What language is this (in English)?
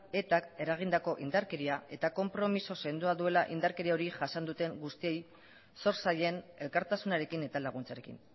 Basque